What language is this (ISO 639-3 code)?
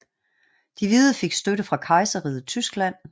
dan